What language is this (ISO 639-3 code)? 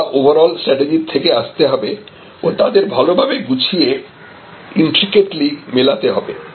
ben